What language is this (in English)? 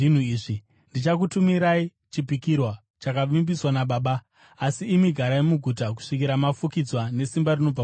Shona